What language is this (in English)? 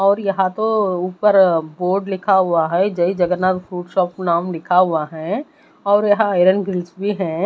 Hindi